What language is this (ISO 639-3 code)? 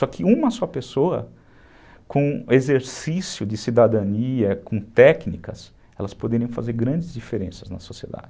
por